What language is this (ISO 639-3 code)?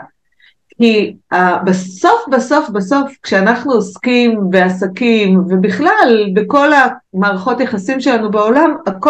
heb